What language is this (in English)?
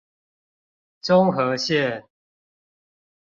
Chinese